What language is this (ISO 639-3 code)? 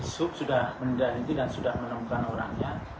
ind